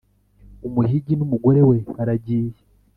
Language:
Kinyarwanda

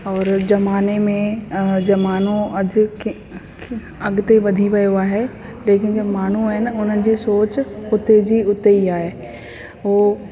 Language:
Sindhi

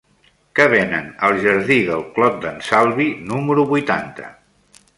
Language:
Catalan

